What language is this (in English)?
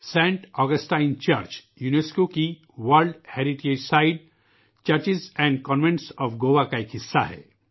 Urdu